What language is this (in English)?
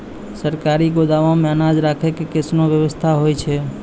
Maithili